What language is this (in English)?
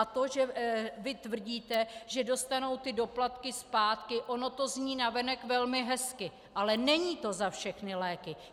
Czech